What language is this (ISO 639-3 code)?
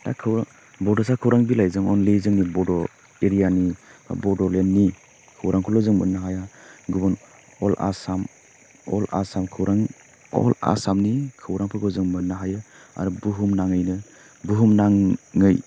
brx